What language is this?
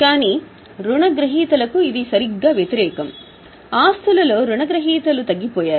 Telugu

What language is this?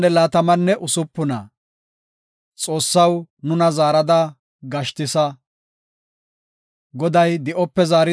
Gofa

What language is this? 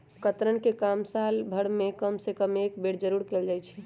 Magahi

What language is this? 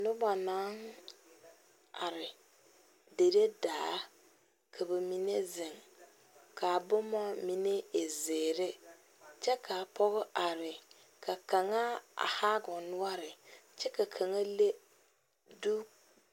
Southern Dagaare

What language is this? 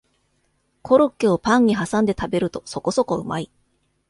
Japanese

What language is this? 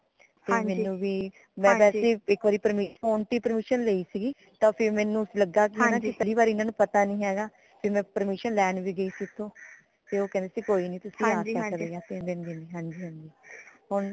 Punjabi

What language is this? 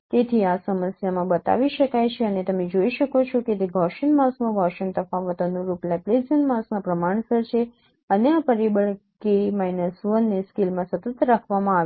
Gujarati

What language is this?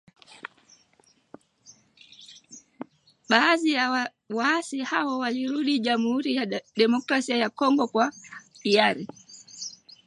Swahili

